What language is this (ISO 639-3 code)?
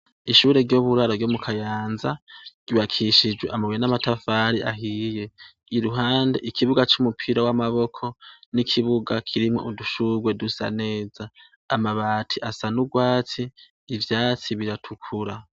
run